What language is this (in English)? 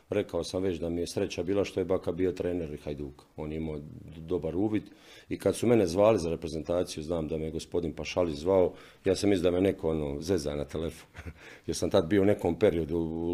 Croatian